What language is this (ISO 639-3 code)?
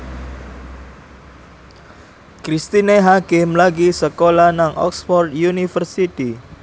jav